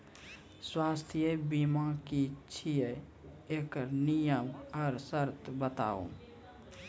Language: Maithili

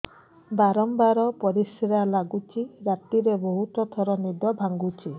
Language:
Odia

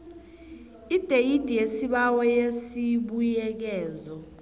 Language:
South Ndebele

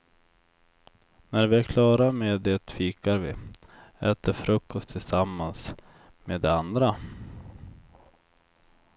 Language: Swedish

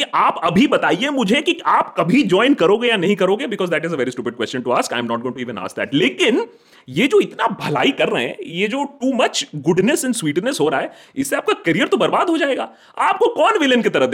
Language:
Hindi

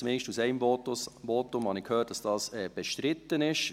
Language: Swiss German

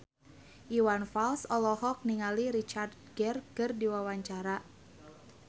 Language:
Sundanese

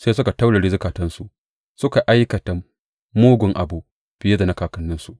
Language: Hausa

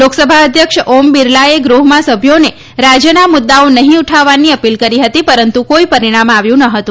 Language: Gujarati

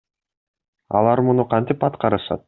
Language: Kyrgyz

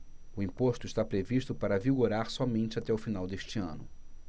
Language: Portuguese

